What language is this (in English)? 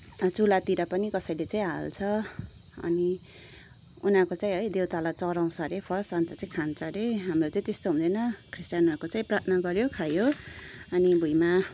Nepali